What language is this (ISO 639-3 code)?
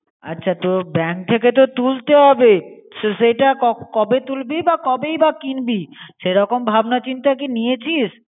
ben